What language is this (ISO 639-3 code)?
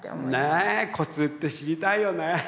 jpn